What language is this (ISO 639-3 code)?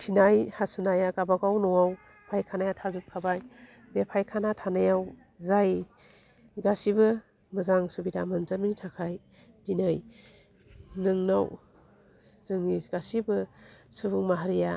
brx